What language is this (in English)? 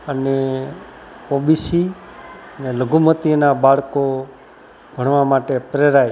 Gujarati